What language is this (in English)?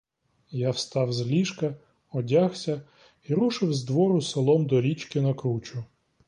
Ukrainian